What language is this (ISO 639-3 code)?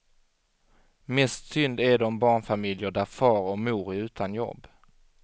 swe